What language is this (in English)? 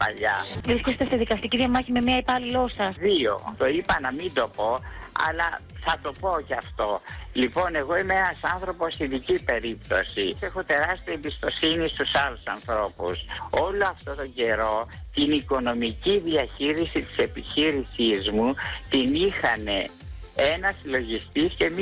Greek